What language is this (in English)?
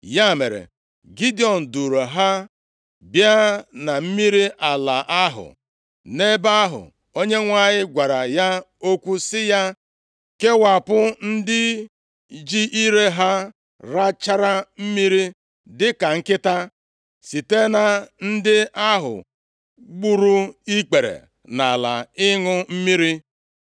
Igbo